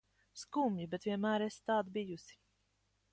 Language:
Latvian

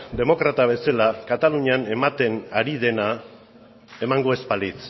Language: Basque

